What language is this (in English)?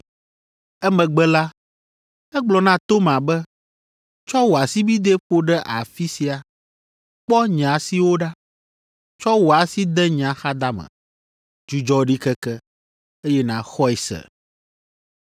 Ewe